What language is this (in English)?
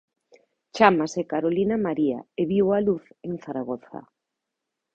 Galician